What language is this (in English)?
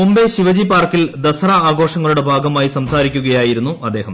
Malayalam